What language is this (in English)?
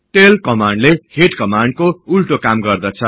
Nepali